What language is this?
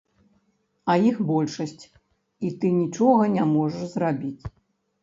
Belarusian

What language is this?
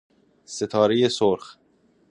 Persian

